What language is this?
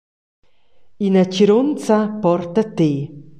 Romansh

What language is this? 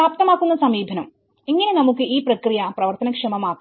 Malayalam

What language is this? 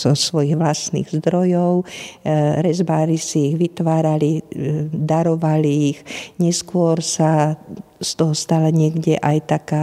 Slovak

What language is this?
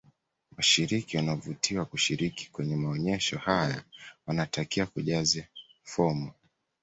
Swahili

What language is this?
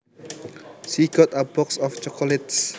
Javanese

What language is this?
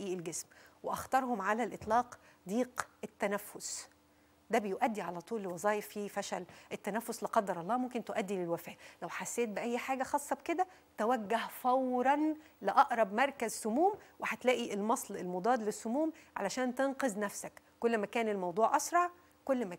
Arabic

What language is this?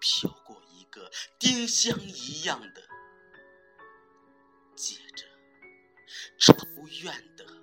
Chinese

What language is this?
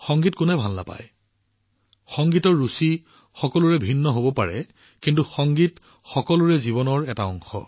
Assamese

